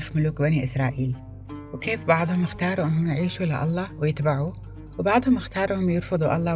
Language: Arabic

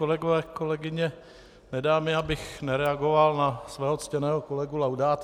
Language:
Czech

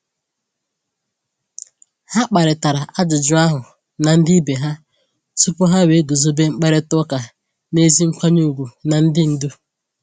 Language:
Igbo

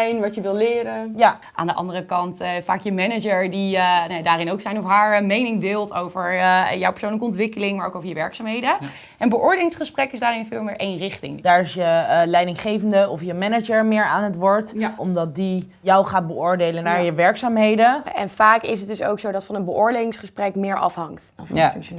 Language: Dutch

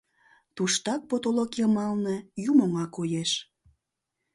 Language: Mari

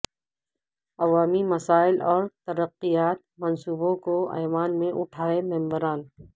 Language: Urdu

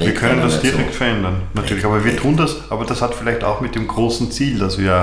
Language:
German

